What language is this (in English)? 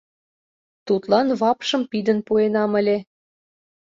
Mari